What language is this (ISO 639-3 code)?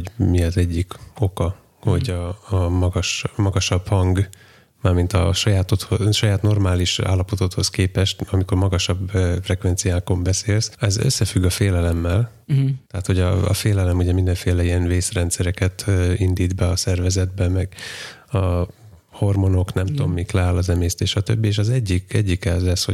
hun